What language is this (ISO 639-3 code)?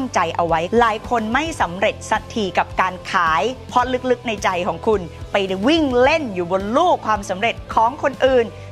tha